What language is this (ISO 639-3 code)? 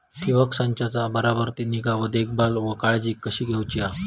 mar